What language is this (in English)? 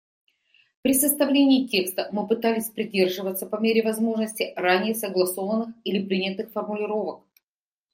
Russian